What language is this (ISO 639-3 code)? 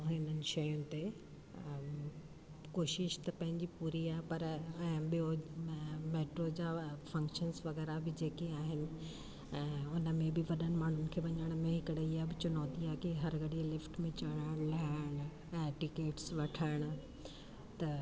snd